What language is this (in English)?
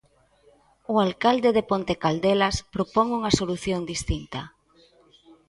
Galician